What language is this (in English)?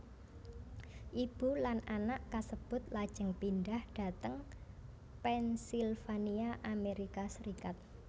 Javanese